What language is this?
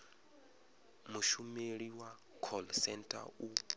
Venda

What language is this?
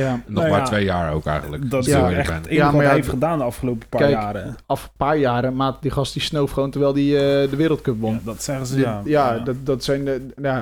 Dutch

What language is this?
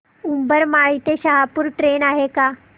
Marathi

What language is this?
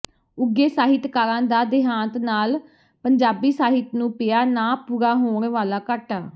Punjabi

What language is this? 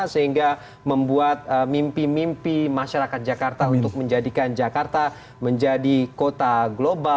Indonesian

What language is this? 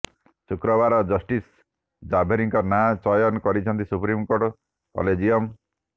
Odia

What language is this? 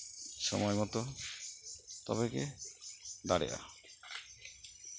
Santali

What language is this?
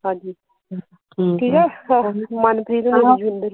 Punjabi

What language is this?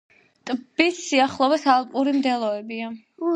Georgian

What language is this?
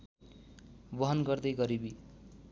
Nepali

